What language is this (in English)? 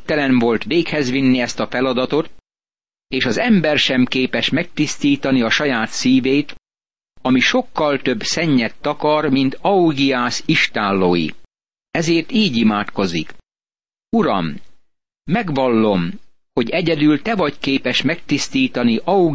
Hungarian